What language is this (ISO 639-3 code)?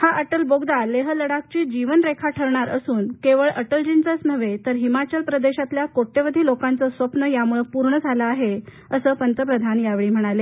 mar